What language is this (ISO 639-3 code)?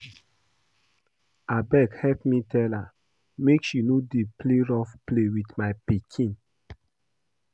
pcm